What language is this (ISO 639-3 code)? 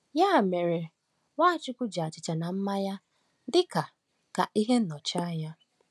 ibo